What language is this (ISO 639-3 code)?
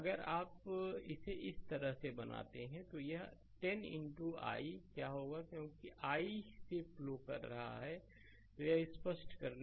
hin